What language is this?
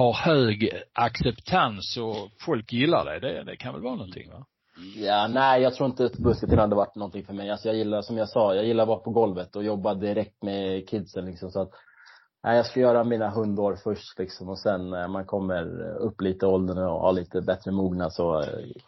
Swedish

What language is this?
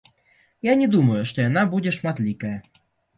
Belarusian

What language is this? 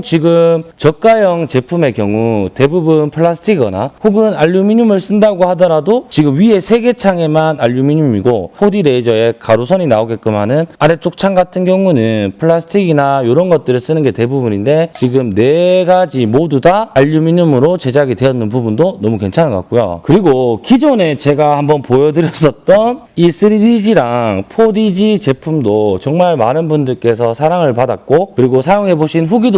Korean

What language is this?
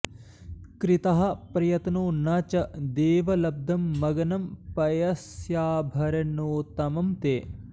Sanskrit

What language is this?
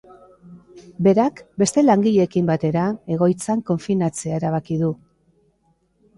Basque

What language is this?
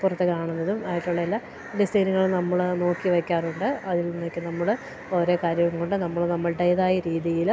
Malayalam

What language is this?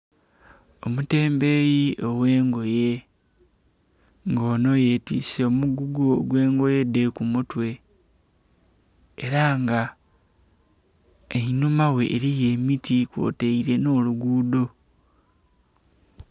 Soga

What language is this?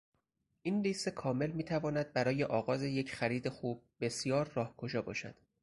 Persian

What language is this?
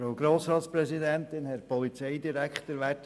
Swiss German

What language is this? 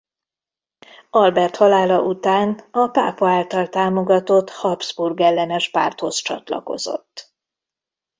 Hungarian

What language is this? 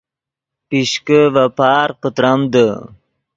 Yidgha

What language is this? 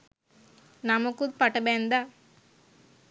Sinhala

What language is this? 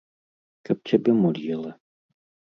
Belarusian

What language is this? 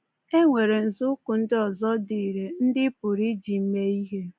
Igbo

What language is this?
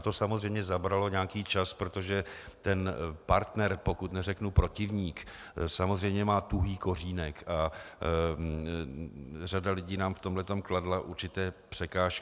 Czech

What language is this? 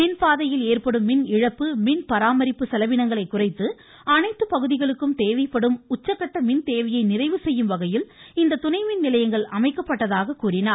Tamil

